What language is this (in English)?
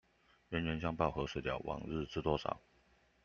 Chinese